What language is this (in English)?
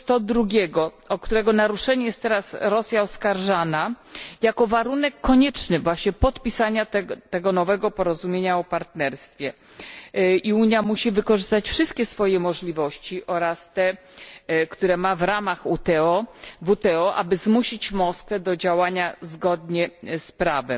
Polish